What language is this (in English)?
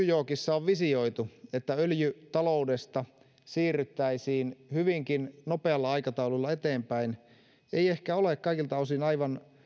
Finnish